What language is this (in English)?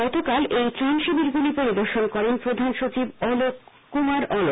Bangla